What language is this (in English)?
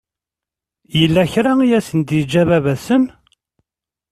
Kabyle